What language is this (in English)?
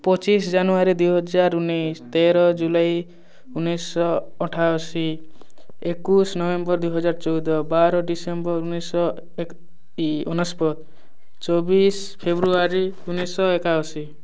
Odia